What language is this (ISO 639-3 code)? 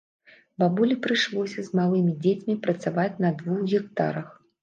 bel